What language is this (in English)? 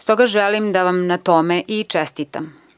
Serbian